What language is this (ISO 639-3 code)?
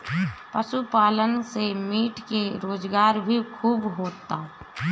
bho